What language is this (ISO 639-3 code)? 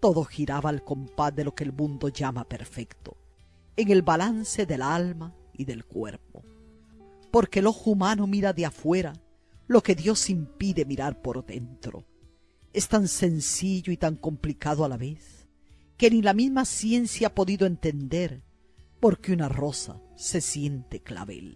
spa